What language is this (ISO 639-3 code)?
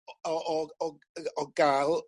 cym